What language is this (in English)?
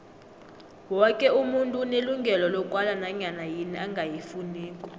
South Ndebele